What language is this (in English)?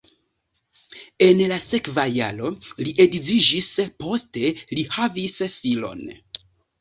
Esperanto